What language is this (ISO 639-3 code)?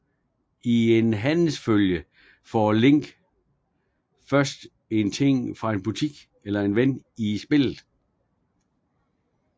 dan